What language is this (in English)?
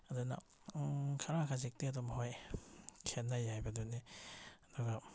Manipuri